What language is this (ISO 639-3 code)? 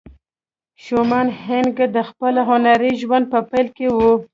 pus